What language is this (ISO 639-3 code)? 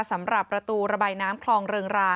tha